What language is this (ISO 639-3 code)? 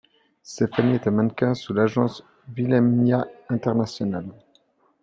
fra